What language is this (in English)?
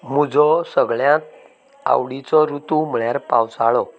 Konkani